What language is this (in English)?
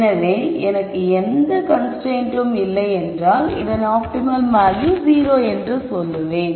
Tamil